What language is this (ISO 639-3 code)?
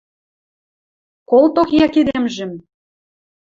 mrj